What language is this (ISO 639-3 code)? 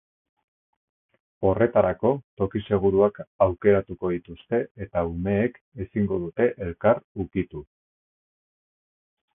eus